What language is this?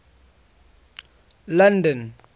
English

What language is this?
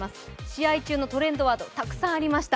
Japanese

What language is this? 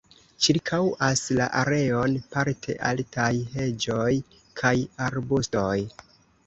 Esperanto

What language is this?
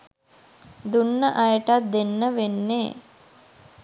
Sinhala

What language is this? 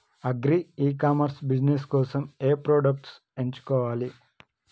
Telugu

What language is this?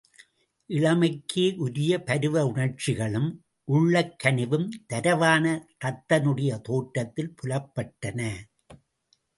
Tamil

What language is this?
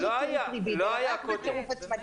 Hebrew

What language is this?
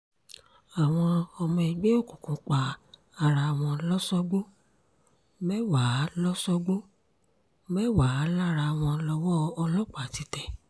Yoruba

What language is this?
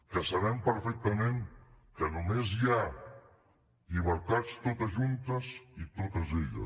Catalan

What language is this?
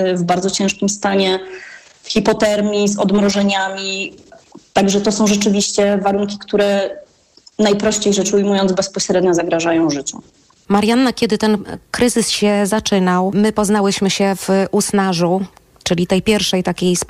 Polish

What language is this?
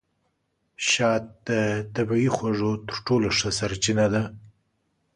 Pashto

